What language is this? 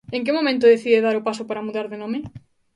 Galician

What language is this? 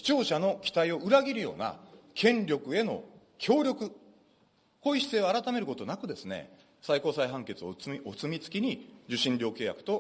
Japanese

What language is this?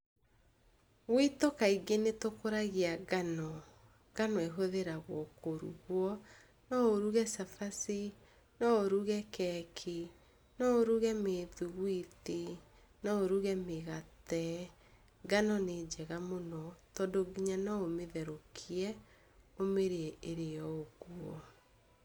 Kikuyu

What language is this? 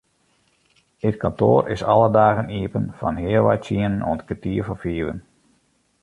Western Frisian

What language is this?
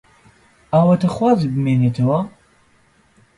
Central Kurdish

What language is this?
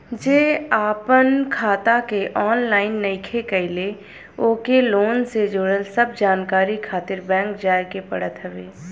Bhojpuri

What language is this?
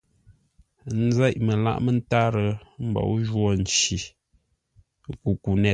Ngombale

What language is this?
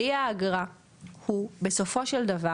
Hebrew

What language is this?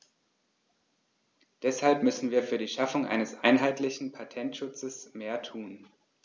German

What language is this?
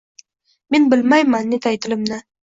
Uzbek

